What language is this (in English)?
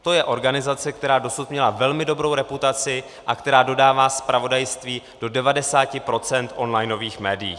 Czech